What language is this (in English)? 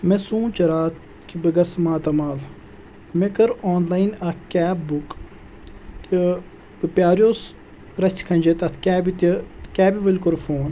Kashmiri